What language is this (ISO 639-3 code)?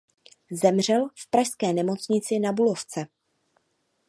ces